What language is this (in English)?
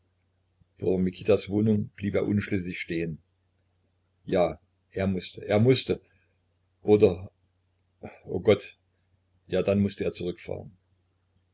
German